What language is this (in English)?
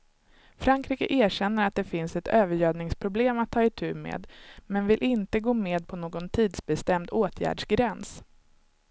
Swedish